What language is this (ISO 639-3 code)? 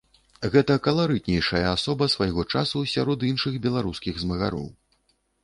bel